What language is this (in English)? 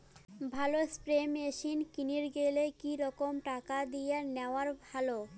Bangla